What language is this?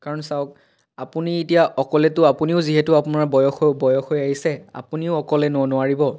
Assamese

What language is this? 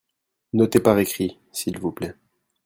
French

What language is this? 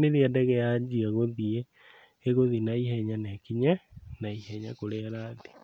Kikuyu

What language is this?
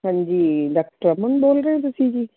Punjabi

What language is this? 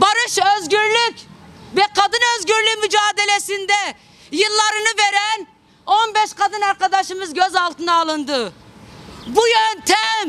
Turkish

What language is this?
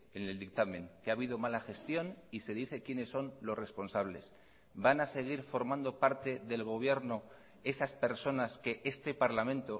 Spanish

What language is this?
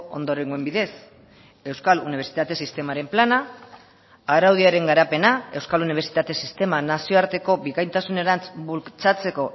Basque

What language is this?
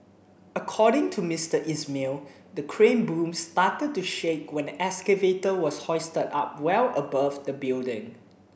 English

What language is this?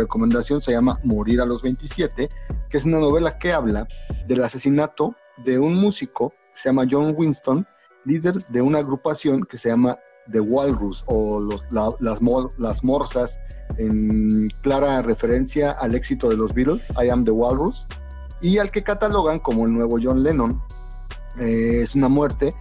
Spanish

